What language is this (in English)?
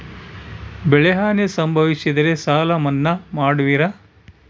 Kannada